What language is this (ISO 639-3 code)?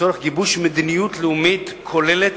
heb